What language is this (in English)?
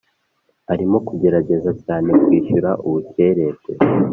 Kinyarwanda